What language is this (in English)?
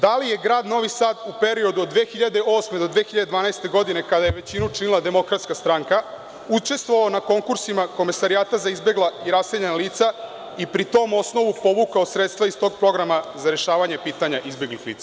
Serbian